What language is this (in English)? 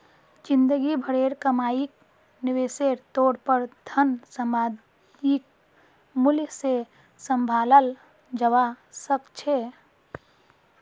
Magahi